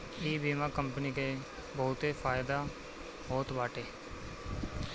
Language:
Bhojpuri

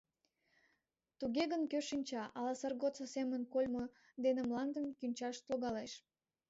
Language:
Mari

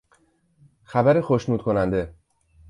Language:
Persian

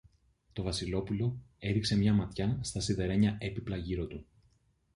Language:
Greek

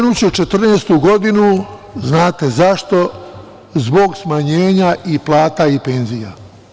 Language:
Serbian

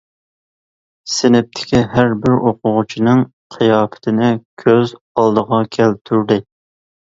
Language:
Uyghur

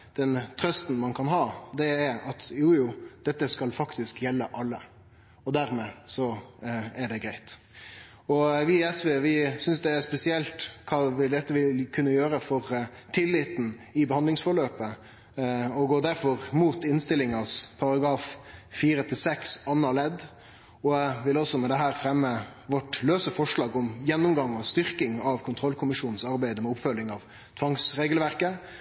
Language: Norwegian Nynorsk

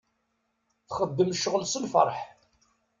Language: Kabyle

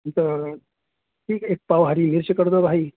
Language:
Urdu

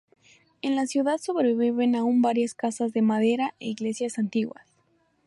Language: Spanish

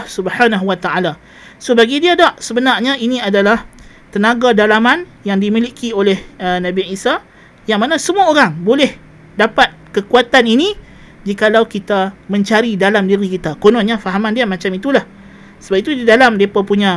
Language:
Malay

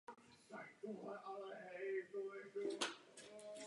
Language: Czech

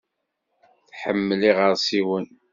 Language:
Kabyle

